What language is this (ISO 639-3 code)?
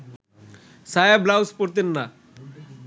ben